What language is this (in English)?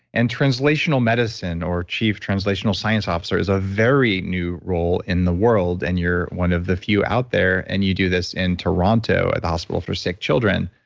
English